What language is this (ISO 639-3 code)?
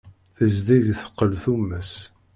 kab